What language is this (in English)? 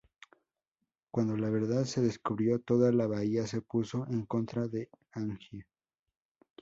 Spanish